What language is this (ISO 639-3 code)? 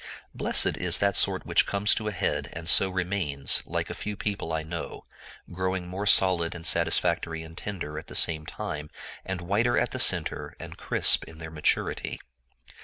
eng